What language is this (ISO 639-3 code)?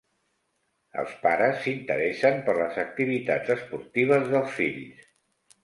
cat